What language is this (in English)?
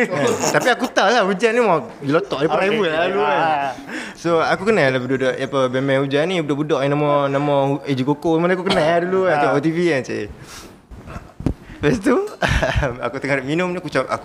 Malay